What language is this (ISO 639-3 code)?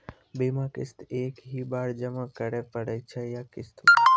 mai